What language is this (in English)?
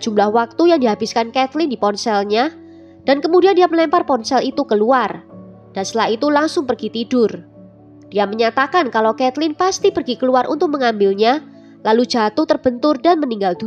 Indonesian